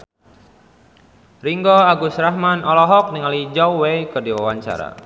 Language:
Sundanese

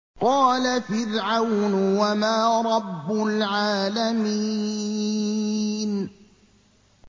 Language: Arabic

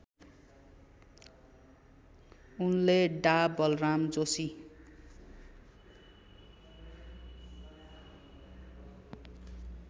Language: Nepali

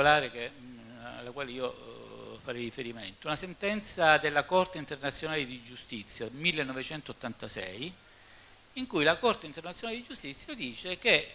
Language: Italian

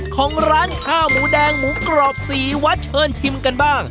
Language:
Thai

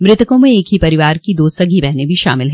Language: Hindi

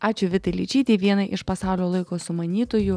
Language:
Lithuanian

